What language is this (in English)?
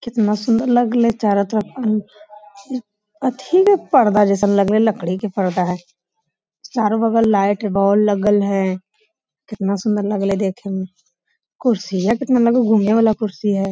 Magahi